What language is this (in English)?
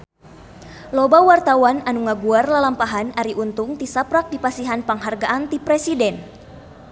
Sundanese